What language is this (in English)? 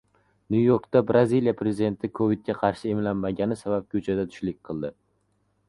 Uzbek